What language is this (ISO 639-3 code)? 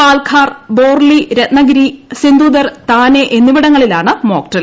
mal